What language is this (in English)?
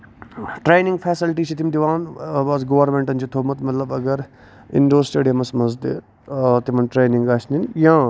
Kashmiri